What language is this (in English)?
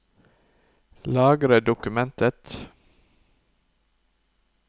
Norwegian